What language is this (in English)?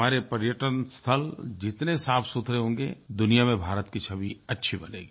Hindi